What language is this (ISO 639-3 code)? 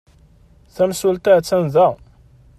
kab